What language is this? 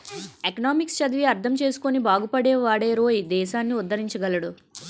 Telugu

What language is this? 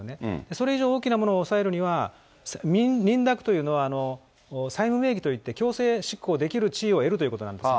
Japanese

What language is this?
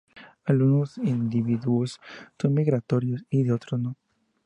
Spanish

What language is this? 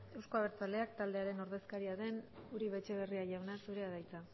Basque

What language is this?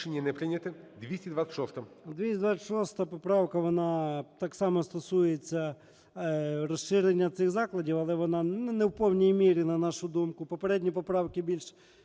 Ukrainian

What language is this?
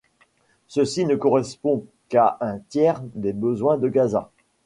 French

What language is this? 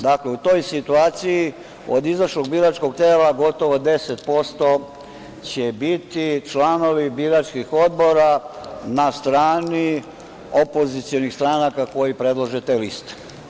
Serbian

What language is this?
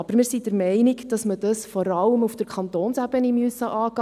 Swiss German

